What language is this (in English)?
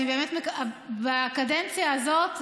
Hebrew